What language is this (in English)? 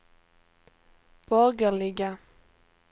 Swedish